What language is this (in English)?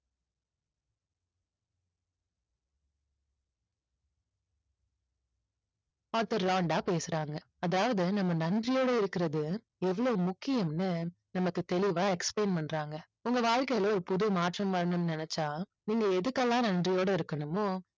Tamil